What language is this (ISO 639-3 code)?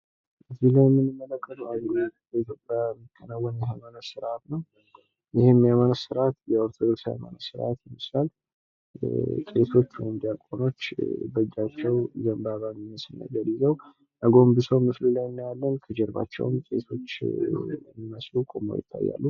amh